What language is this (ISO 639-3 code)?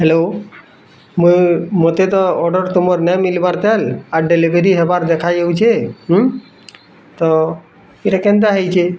ori